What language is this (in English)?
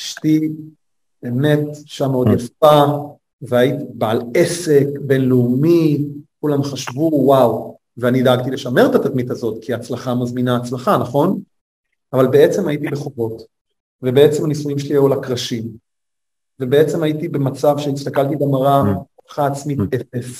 Hebrew